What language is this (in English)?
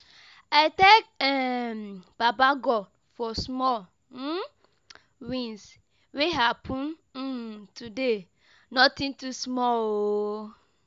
Nigerian Pidgin